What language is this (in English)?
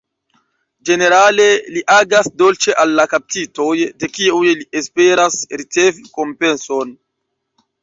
Esperanto